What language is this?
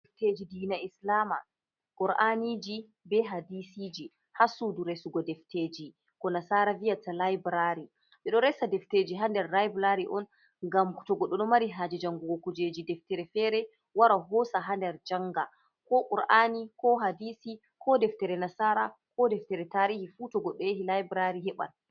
Fula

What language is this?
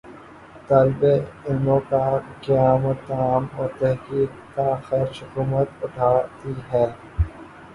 Urdu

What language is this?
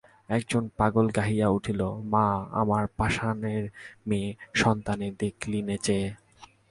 Bangla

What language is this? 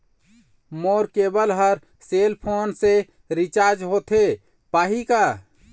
Chhattisgarhi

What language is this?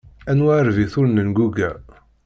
Kabyle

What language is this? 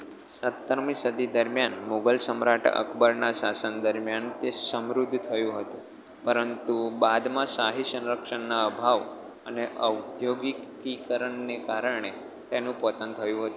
Gujarati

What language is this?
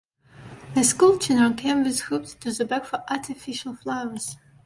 English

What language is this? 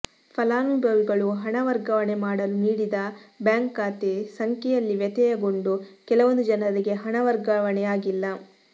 Kannada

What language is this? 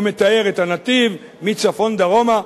Hebrew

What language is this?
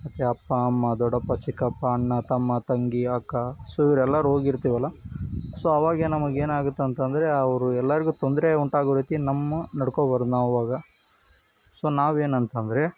Kannada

